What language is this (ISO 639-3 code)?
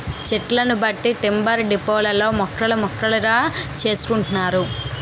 tel